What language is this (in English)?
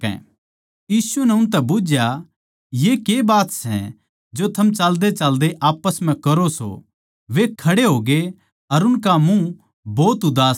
Haryanvi